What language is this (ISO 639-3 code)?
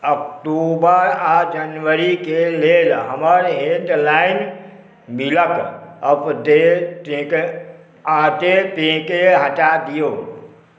mai